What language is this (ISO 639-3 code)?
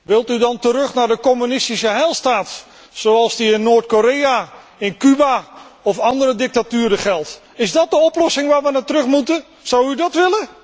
nld